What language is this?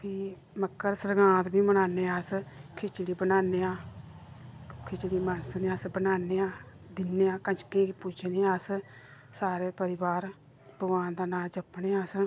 Dogri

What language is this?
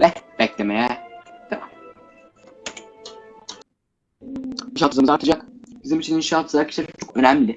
Turkish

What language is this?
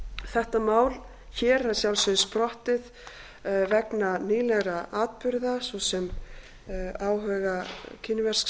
Icelandic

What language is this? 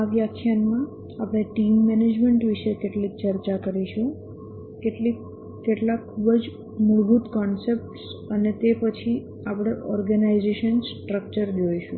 Gujarati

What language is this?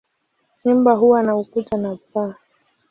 Swahili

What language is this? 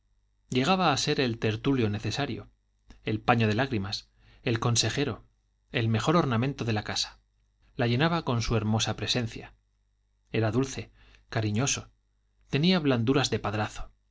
Spanish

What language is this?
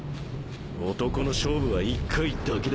Japanese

